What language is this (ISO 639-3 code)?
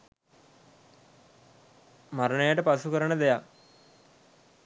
sin